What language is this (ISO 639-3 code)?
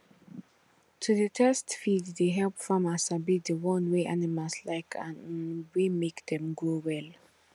pcm